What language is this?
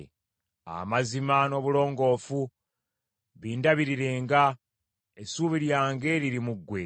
Ganda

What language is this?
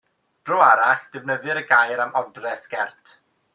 Welsh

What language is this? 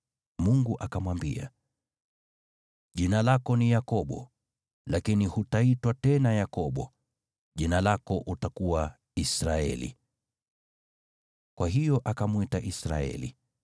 Swahili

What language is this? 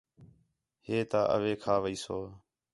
Khetrani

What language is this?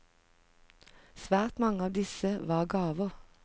Norwegian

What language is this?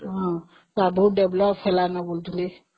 Odia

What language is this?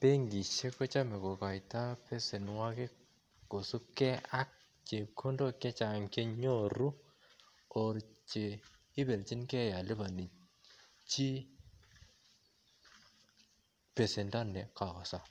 Kalenjin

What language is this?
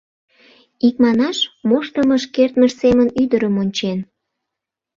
Mari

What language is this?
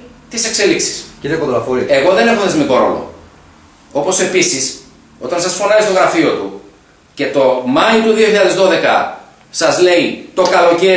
Greek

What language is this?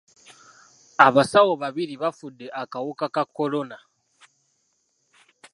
Ganda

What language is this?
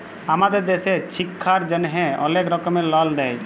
Bangla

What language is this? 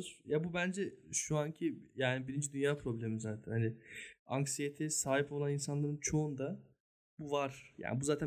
Turkish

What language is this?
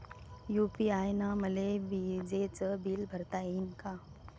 Marathi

